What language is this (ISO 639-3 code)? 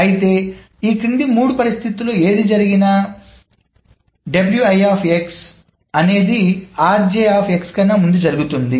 tel